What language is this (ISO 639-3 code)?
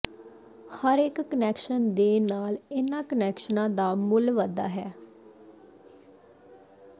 pan